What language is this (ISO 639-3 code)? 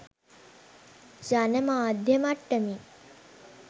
sin